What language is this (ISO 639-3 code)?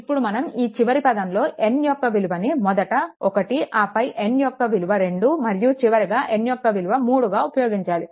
tel